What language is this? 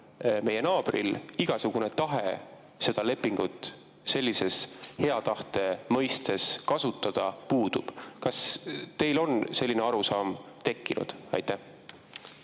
Estonian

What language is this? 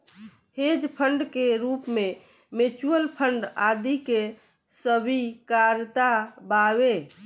Bhojpuri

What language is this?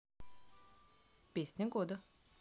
Russian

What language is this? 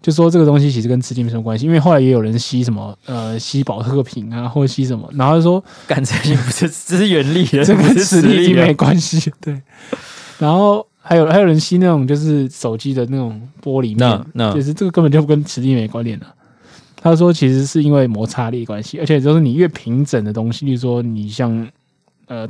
Chinese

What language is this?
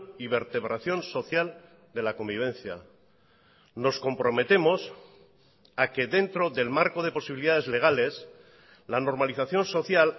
Spanish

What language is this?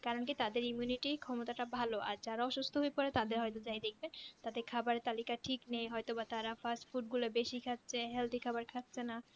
Bangla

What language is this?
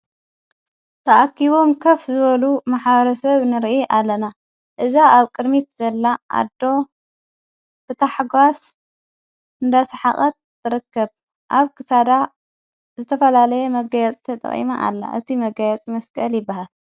Tigrinya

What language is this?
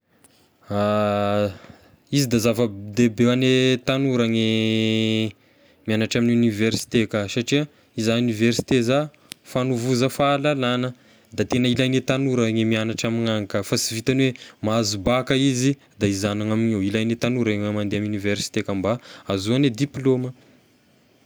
Tesaka Malagasy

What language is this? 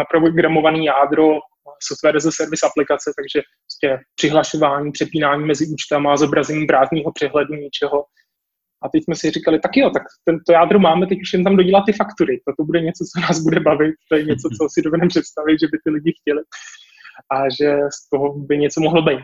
Czech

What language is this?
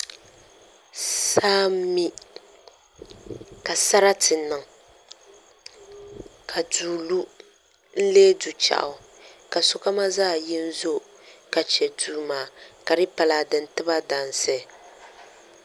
Dagbani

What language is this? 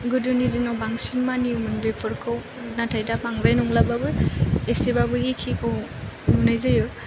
Bodo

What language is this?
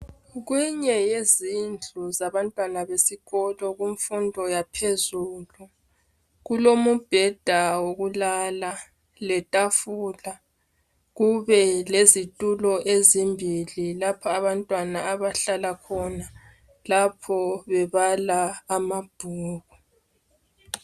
North Ndebele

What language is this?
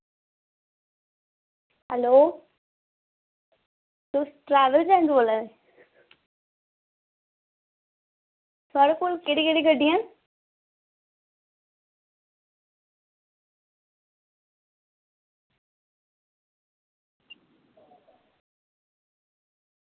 Dogri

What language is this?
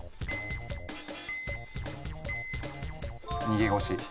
Japanese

